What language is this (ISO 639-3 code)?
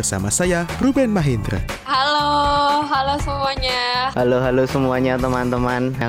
ind